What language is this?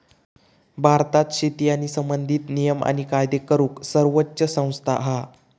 Marathi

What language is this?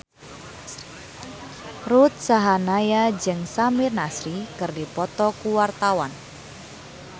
Sundanese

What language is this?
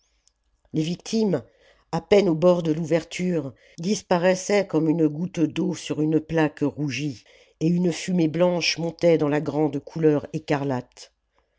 French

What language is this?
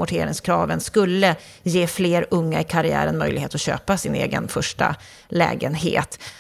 Swedish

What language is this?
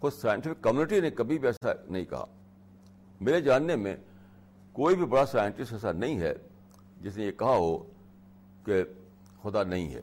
Urdu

